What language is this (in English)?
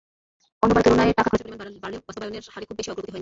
Bangla